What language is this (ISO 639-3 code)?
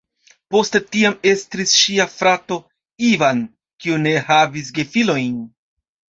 epo